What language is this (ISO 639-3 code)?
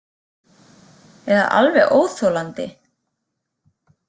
isl